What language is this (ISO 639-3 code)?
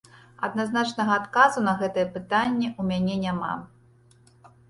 bel